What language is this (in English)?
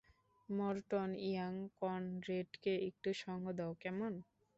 Bangla